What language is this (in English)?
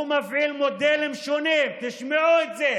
Hebrew